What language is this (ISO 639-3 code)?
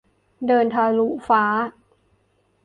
tha